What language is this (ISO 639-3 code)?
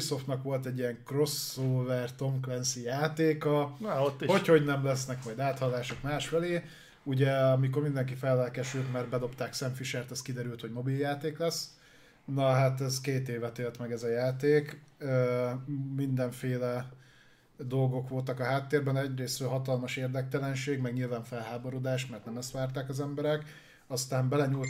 hun